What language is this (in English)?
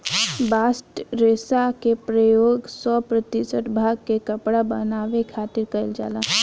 Bhojpuri